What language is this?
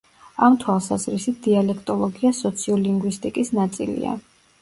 Georgian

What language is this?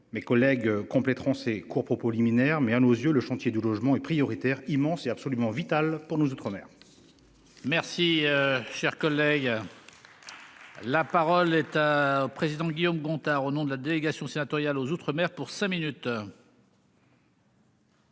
French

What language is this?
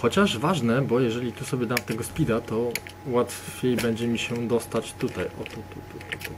Polish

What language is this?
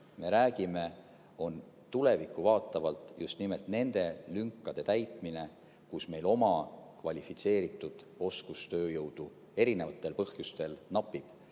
Estonian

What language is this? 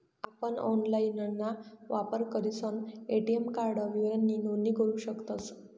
Marathi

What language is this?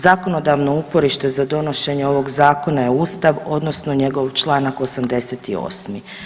Croatian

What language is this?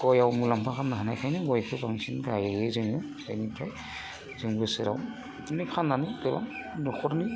Bodo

